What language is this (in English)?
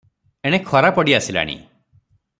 Odia